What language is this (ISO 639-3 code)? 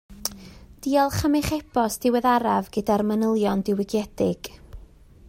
cym